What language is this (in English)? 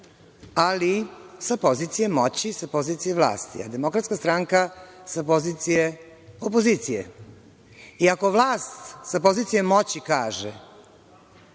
Serbian